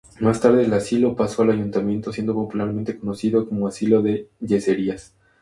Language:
Spanish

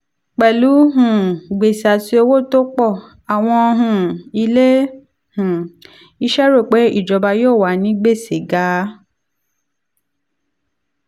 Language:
Yoruba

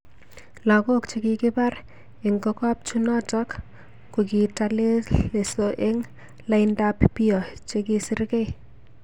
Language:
Kalenjin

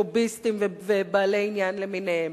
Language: Hebrew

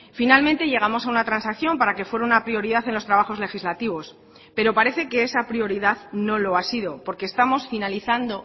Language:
Spanish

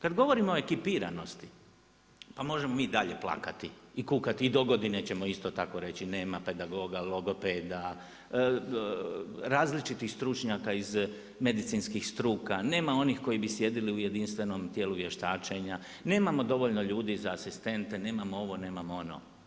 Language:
Croatian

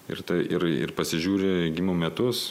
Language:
Lithuanian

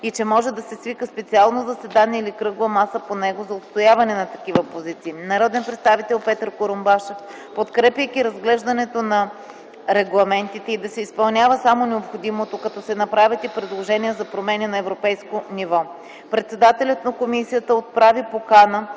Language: Bulgarian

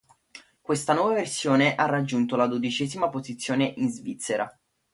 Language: Italian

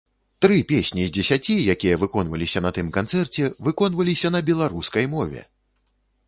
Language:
Belarusian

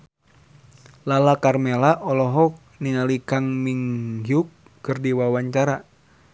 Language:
Sundanese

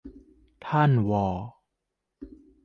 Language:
Thai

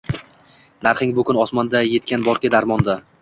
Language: Uzbek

